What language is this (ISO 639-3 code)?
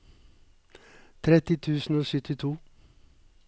nor